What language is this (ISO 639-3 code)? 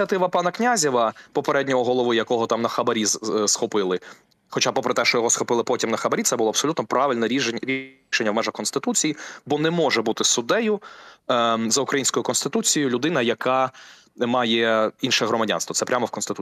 ukr